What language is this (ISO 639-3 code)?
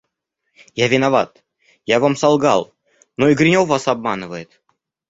rus